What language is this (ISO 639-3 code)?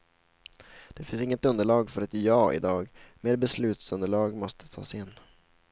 swe